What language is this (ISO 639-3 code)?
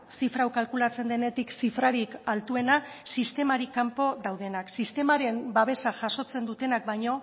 eus